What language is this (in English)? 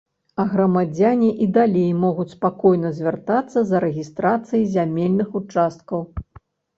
Belarusian